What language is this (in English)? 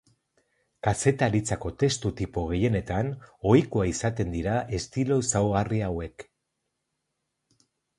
Basque